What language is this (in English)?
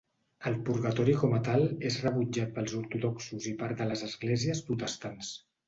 Catalan